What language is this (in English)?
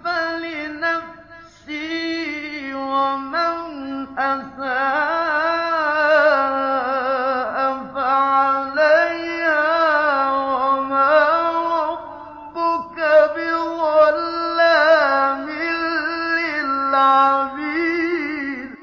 Arabic